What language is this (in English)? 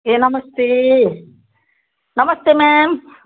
Nepali